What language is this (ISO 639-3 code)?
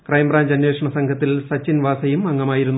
mal